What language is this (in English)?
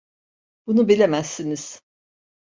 Turkish